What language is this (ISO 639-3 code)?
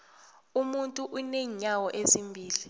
nbl